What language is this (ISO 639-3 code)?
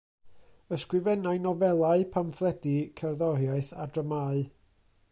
cym